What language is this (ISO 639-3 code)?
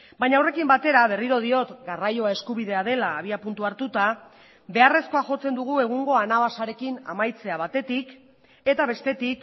eus